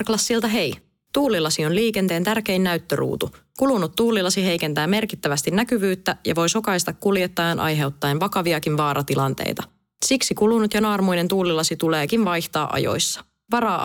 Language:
Finnish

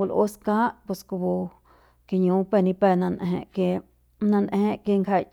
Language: Central Pame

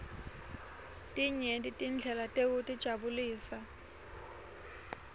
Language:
Swati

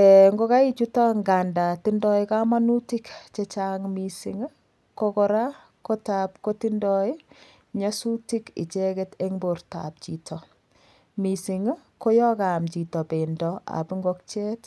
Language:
Kalenjin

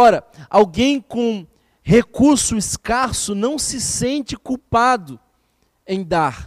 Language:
Portuguese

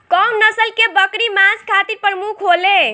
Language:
Bhojpuri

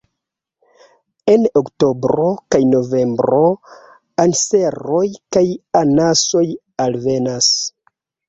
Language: Esperanto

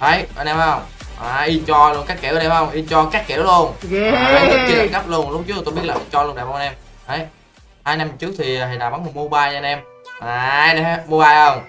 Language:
Vietnamese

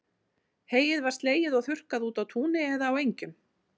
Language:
Icelandic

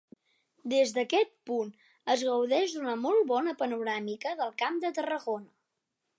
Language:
Catalan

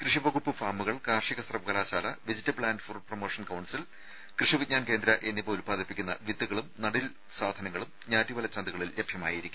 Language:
Malayalam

